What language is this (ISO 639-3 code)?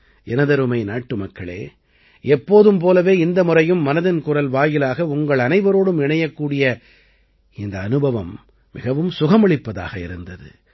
tam